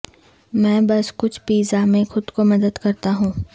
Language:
Urdu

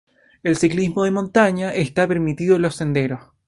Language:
Spanish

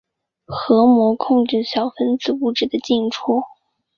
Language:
Chinese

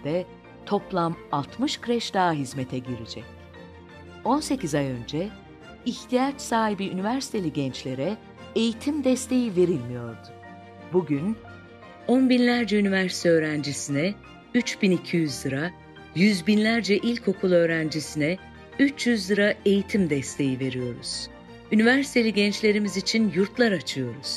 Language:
Turkish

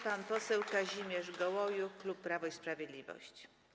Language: Polish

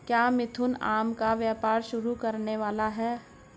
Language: Hindi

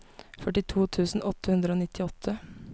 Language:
Norwegian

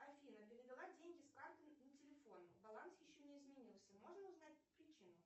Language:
Russian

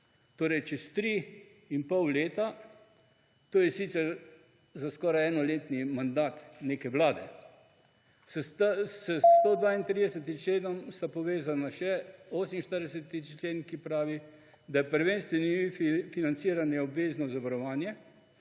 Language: Slovenian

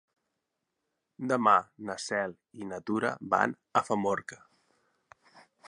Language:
Catalan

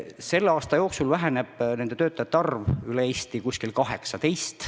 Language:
Estonian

